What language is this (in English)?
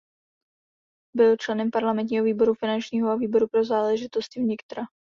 Czech